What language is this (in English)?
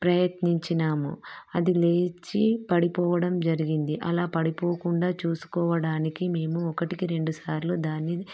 Telugu